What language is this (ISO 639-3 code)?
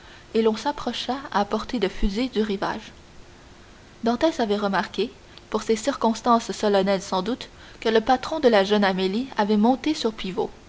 fra